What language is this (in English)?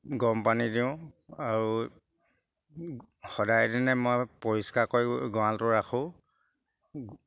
Assamese